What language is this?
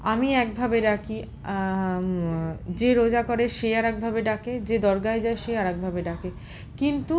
Bangla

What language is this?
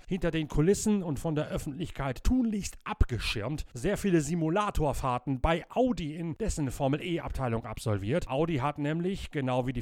German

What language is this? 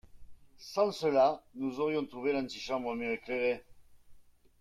French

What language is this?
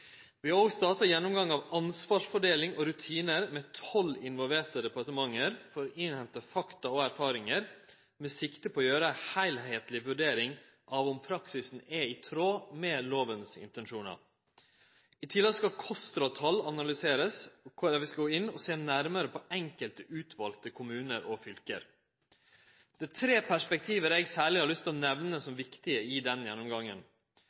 Norwegian Nynorsk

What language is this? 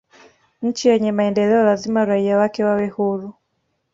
Swahili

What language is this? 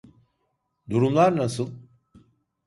Turkish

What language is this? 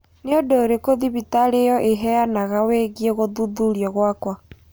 Kikuyu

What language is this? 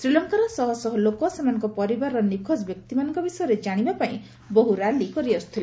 Odia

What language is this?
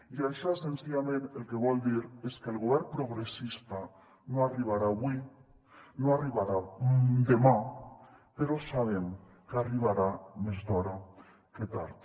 Catalan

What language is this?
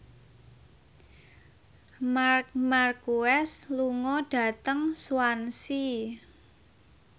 Javanese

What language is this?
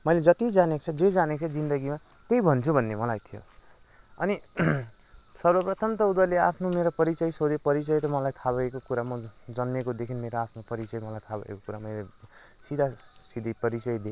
Nepali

